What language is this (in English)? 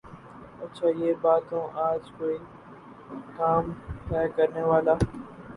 Urdu